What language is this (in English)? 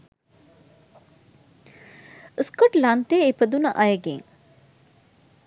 Sinhala